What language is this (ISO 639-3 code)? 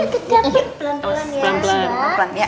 ind